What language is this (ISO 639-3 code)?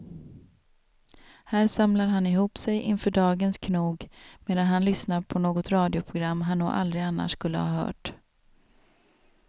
swe